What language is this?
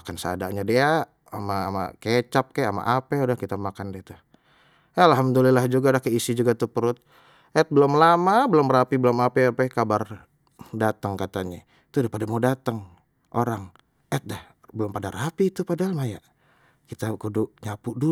Betawi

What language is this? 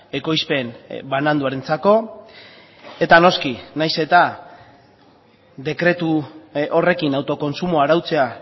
Basque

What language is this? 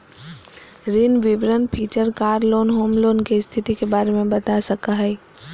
Magahi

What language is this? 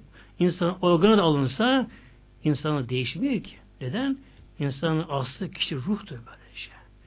Turkish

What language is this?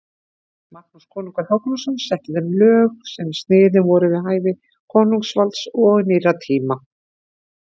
Icelandic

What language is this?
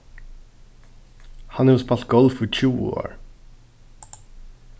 Faroese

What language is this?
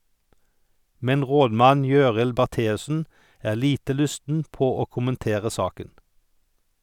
Norwegian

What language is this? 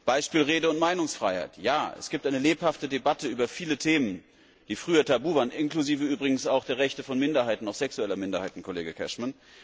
German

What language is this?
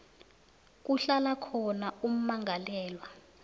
South Ndebele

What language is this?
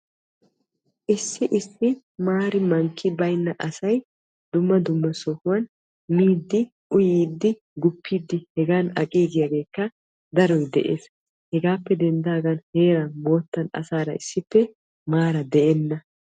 Wolaytta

